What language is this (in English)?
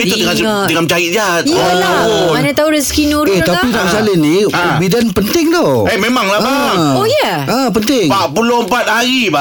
Malay